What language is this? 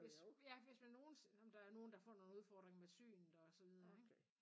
Danish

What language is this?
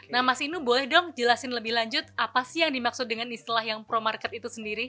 Indonesian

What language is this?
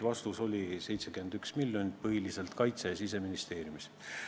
Estonian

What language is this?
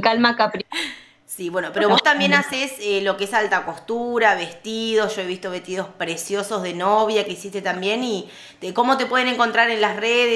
Spanish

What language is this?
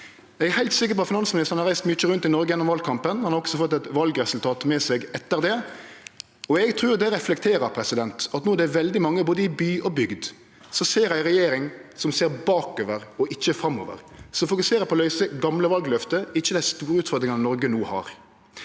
Norwegian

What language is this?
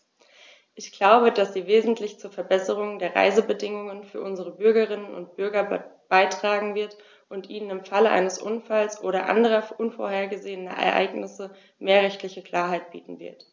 German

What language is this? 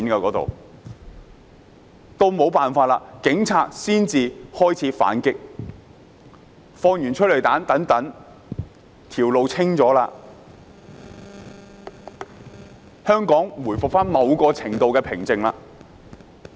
Cantonese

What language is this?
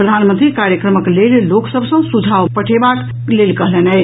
Maithili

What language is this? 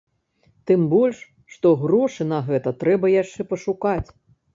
Belarusian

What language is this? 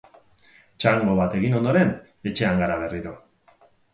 Basque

